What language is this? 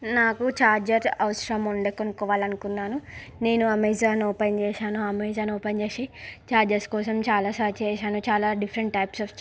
Telugu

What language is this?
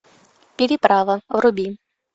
Russian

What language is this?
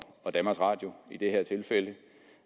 Danish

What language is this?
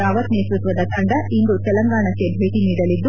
Kannada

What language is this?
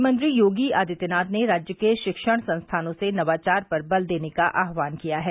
Hindi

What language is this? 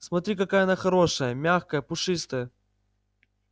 Russian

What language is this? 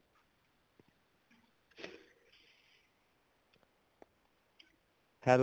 Punjabi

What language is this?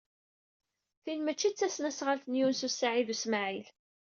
Kabyle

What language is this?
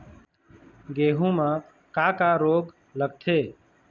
Chhattisgarhi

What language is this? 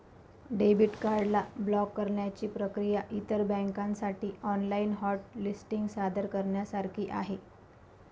Marathi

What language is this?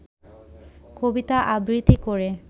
Bangla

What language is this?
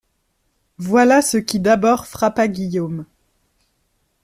French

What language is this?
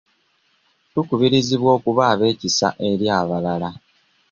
Ganda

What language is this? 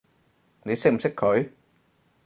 Cantonese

